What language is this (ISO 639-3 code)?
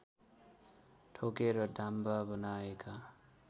nep